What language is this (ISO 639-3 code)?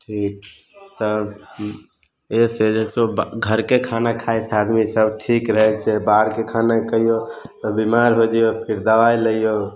mai